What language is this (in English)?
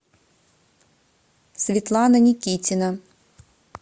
Russian